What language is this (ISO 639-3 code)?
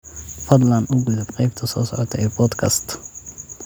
som